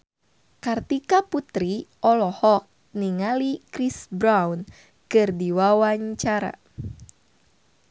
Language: Sundanese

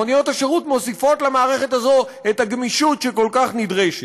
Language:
Hebrew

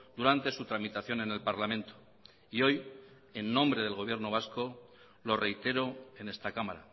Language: Spanish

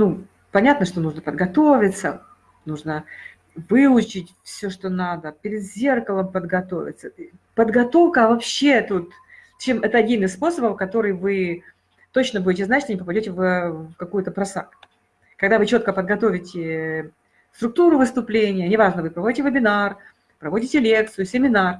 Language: Russian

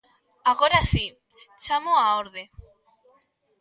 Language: Galician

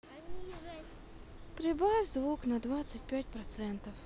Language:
Russian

